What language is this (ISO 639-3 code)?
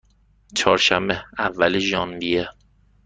fas